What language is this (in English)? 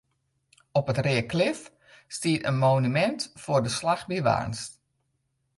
Western Frisian